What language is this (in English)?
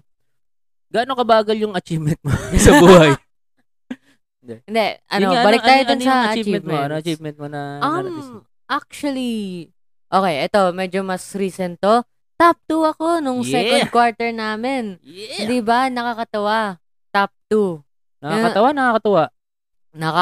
Filipino